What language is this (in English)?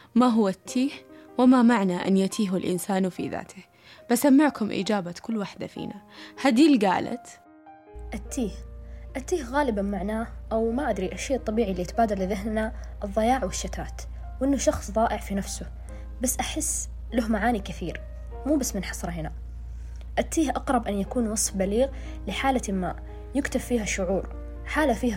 Arabic